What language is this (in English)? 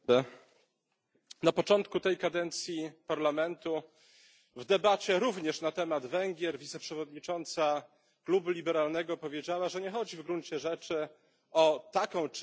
Polish